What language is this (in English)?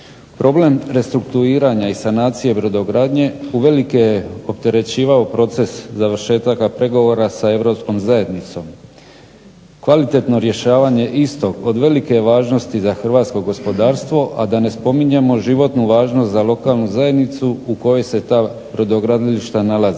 Croatian